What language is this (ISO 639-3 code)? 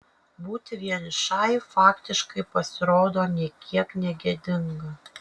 lit